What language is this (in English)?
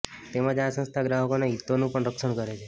Gujarati